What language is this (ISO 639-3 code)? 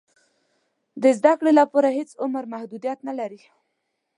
pus